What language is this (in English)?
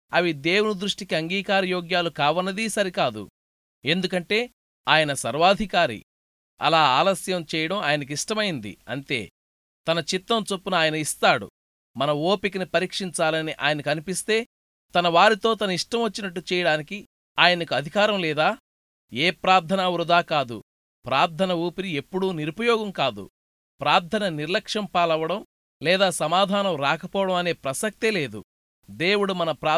Telugu